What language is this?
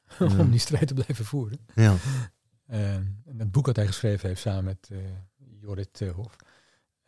Dutch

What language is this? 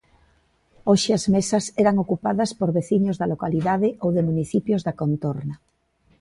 Galician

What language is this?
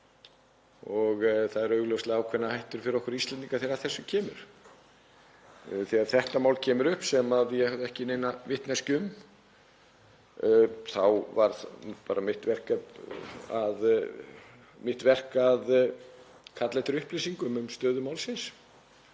Icelandic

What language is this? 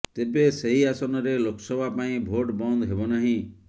Odia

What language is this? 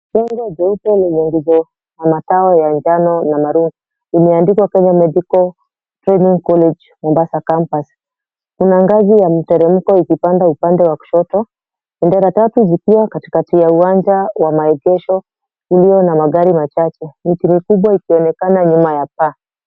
Swahili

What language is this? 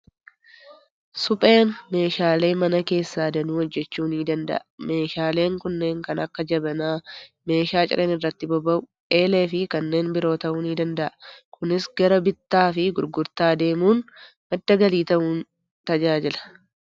Oromo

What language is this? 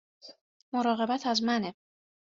Persian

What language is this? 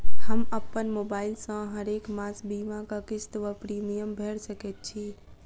Maithili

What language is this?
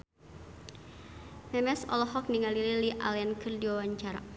Sundanese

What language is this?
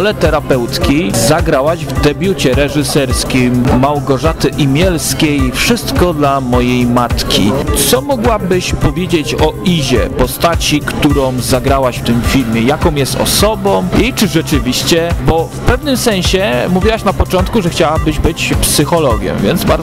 Polish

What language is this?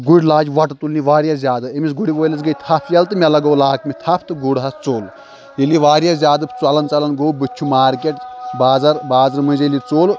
Kashmiri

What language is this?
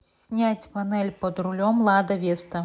Russian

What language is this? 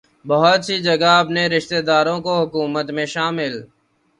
Urdu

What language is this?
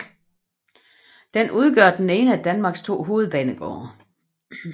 Danish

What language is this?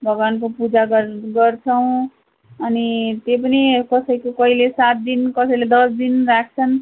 Nepali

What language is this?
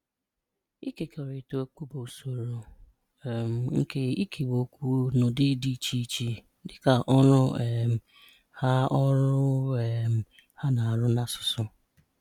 Igbo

